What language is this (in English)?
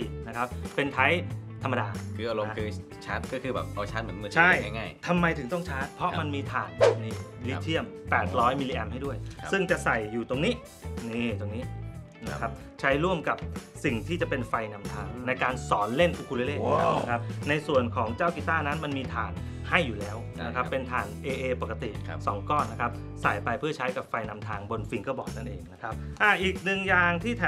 Thai